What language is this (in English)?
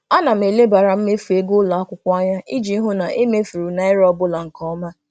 Igbo